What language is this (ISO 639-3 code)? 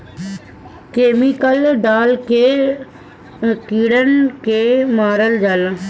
bho